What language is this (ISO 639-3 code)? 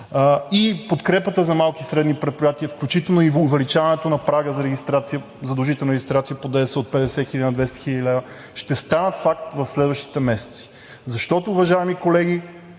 bul